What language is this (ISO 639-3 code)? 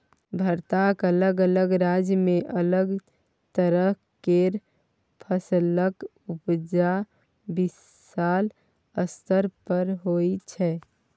mai